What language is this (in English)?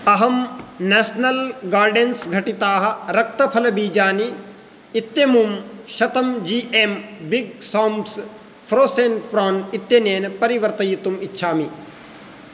Sanskrit